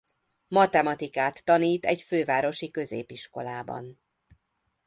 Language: Hungarian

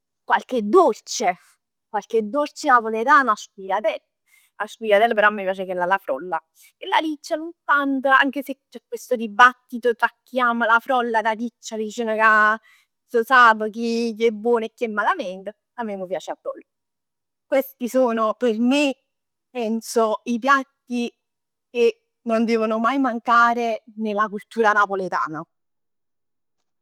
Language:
Neapolitan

